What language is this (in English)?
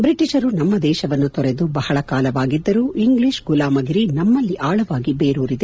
Kannada